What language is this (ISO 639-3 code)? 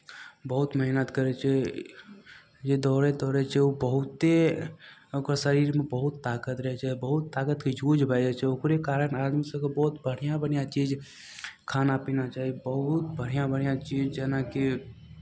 mai